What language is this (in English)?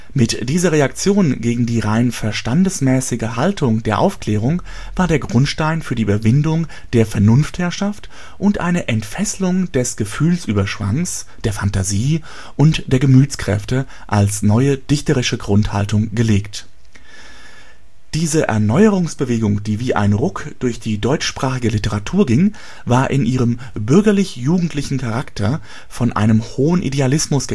German